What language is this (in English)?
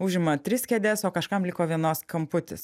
Lithuanian